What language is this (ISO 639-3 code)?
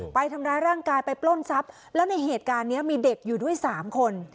tha